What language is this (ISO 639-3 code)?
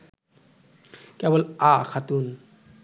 ben